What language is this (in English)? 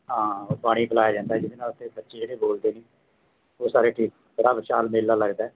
Punjabi